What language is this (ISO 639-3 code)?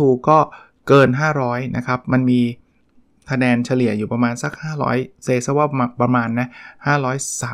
tha